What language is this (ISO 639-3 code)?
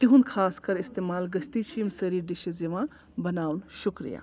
kas